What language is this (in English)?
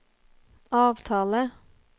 Norwegian